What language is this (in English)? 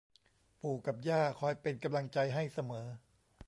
Thai